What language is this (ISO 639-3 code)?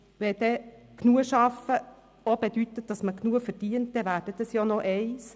gsw